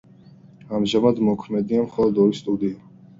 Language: Georgian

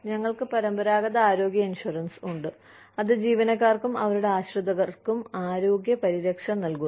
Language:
Malayalam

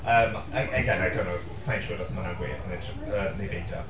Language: Welsh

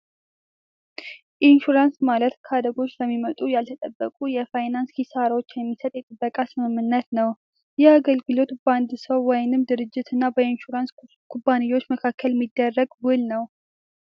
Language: Amharic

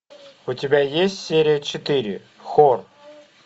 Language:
Russian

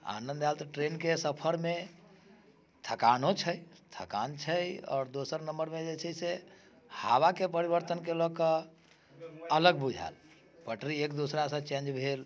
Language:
Maithili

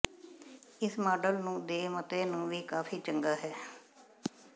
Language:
Punjabi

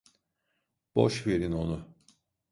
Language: Turkish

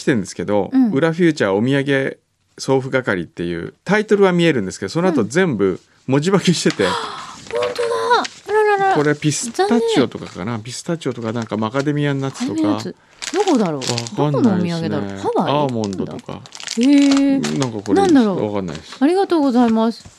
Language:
Japanese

